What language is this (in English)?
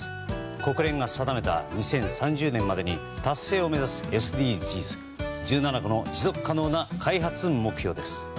Japanese